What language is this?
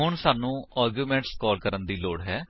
Punjabi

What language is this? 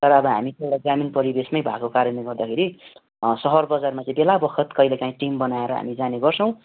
Nepali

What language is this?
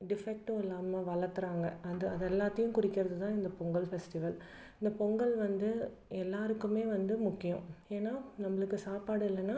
Tamil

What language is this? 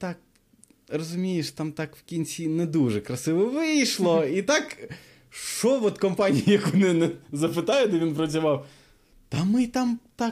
Ukrainian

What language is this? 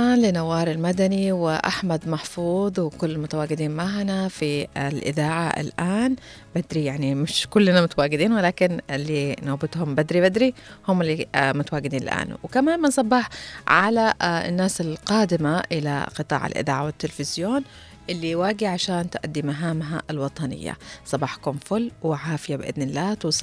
Arabic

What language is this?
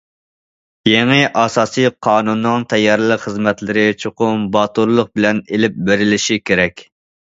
Uyghur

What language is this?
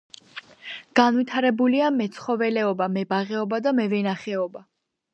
Georgian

